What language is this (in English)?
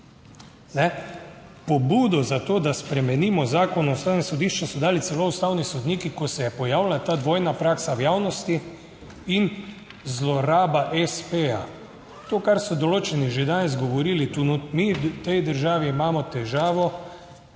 Slovenian